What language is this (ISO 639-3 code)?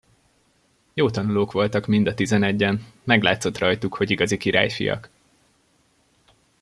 hun